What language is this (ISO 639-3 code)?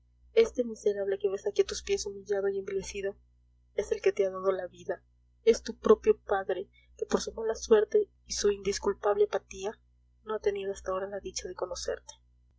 spa